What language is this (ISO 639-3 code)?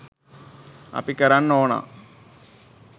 sin